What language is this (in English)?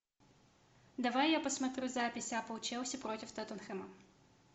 Russian